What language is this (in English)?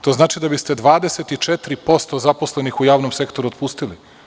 Serbian